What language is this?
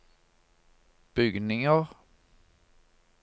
Norwegian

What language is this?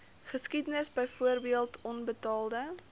Afrikaans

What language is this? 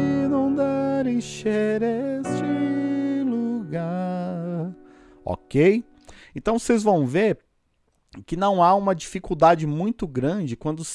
Portuguese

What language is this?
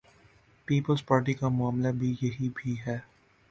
Urdu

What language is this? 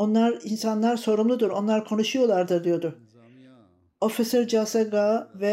Turkish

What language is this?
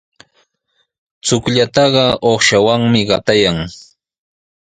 Sihuas Ancash Quechua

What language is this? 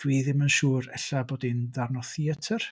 Welsh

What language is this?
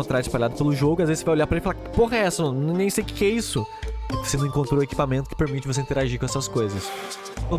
Portuguese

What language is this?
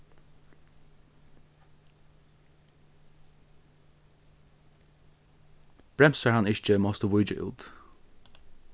Faroese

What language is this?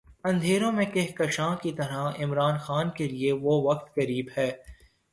Urdu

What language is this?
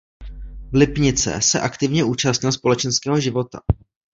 Czech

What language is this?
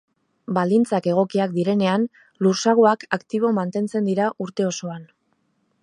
Basque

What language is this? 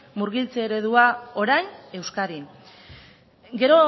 Basque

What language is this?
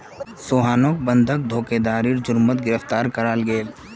Magahi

